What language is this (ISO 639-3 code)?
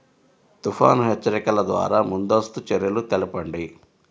tel